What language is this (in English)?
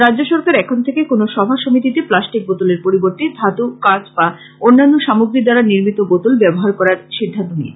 Bangla